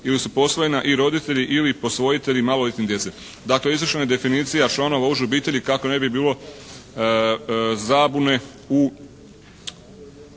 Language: Croatian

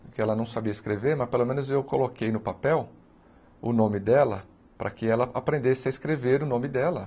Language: Portuguese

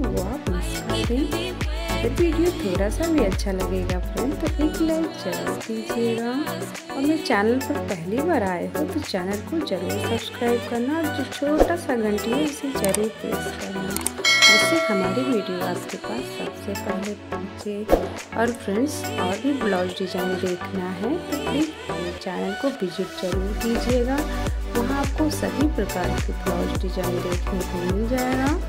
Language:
Hindi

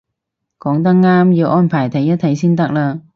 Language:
Cantonese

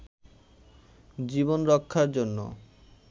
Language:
Bangla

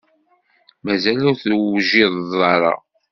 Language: Kabyle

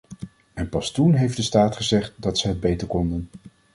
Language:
Dutch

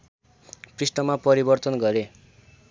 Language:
Nepali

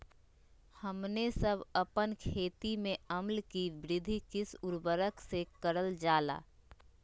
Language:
Magahi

